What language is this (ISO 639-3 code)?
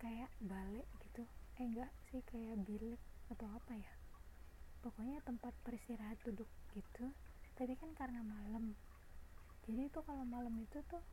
ind